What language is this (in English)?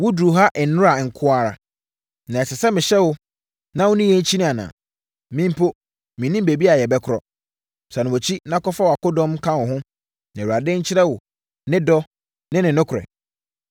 Akan